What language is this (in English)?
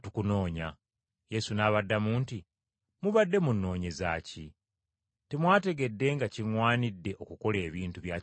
Ganda